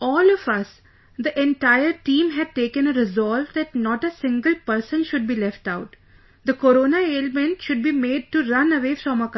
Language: English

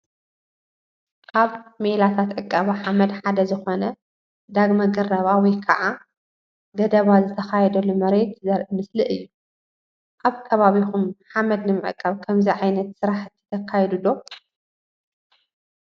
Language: Tigrinya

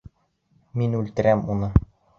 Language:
Bashkir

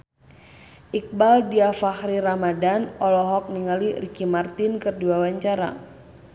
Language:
Sundanese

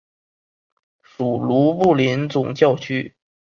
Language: Chinese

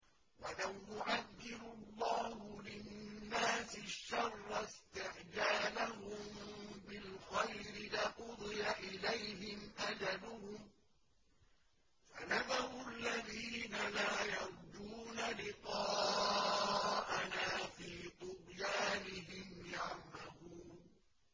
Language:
Arabic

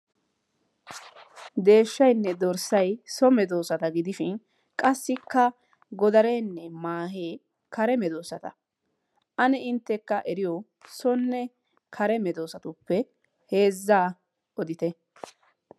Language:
Wolaytta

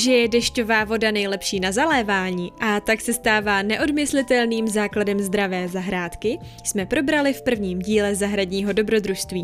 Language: Czech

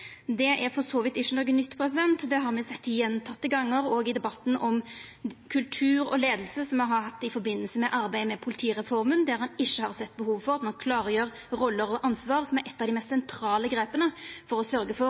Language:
Norwegian Nynorsk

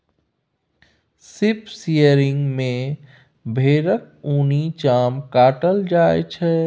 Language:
Maithili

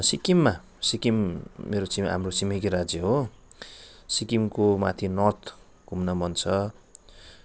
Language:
Nepali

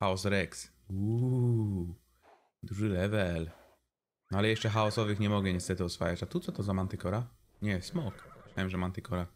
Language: Polish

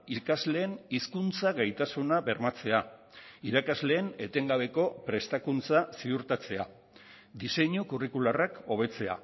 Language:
Basque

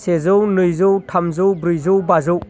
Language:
Bodo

